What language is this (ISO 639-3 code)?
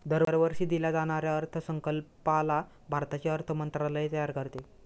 mar